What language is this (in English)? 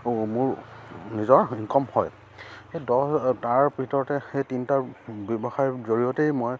Assamese